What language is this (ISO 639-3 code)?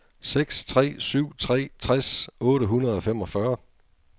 dan